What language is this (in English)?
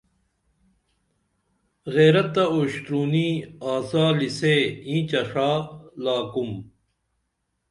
Dameli